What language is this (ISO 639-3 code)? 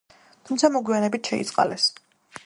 kat